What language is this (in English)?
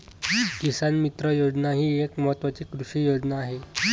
Marathi